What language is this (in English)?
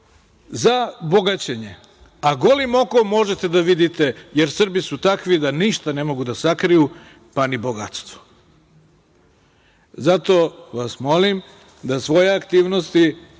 Serbian